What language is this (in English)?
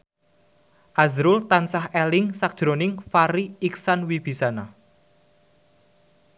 Javanese